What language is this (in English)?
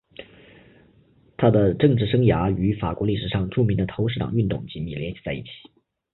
Chinese